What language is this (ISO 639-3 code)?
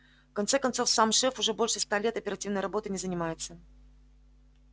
rus